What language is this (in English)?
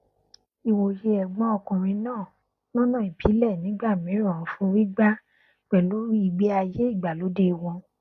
Yoruba